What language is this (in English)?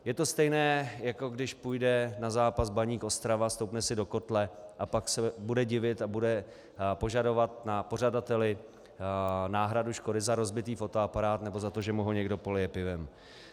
Czech